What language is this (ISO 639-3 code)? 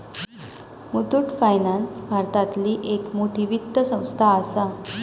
mar